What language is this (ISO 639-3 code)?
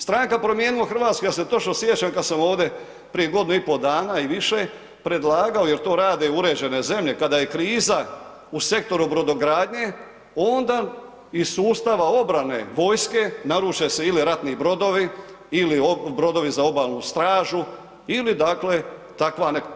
hrv